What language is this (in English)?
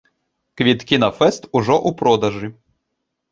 Belarusian